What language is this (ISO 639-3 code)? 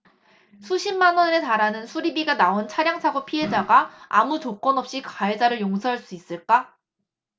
kor